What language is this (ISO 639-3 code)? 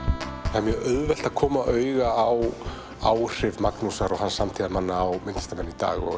isl